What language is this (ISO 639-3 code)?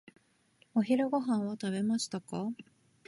jpn